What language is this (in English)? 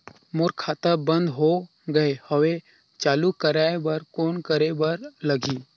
Chhattisgarhi